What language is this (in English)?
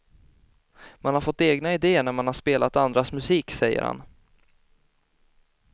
Swedish